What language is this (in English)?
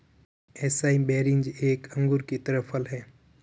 Hindi